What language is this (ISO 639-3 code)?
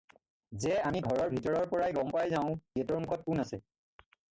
asm